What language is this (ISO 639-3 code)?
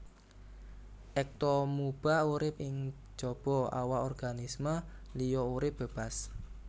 jav